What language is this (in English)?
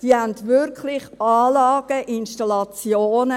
Swiss German